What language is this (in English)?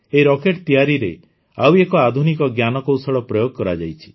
Odia